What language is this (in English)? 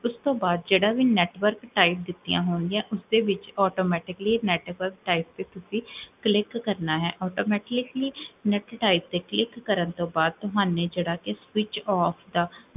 Punjabi